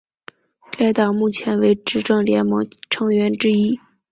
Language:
Chinese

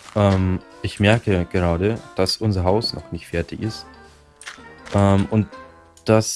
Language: German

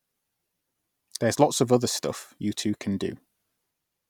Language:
English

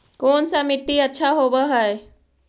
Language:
Magahi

